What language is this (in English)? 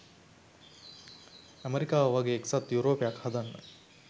Sinhala